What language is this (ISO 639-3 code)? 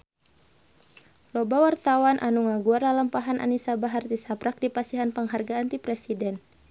sun